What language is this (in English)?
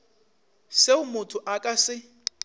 Northern Sotho